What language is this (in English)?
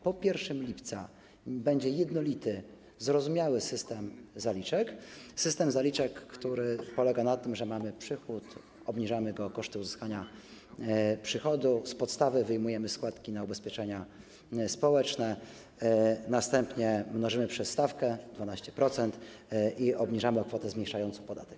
Polish